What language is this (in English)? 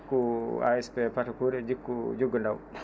Fula